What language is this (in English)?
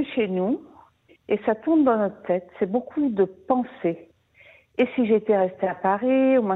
French